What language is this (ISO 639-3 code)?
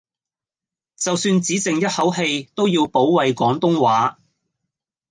yue